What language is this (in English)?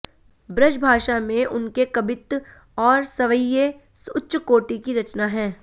Hindi